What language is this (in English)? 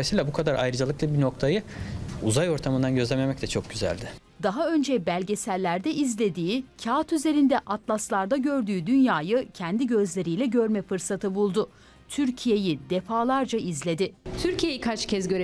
Turkish